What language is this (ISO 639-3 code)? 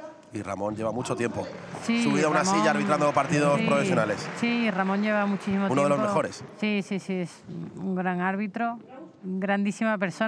spa